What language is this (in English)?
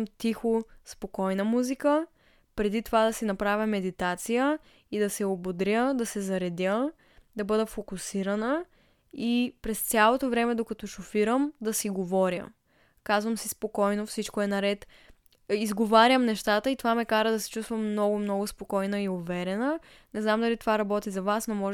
Bulgarian